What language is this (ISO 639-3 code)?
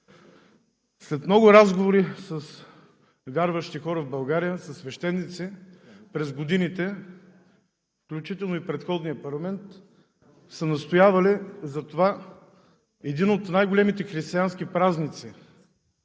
bul